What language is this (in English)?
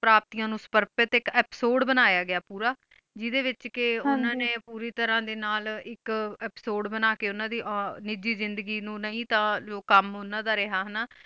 Punjabi